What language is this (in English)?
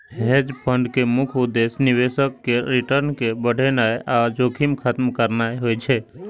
Maithili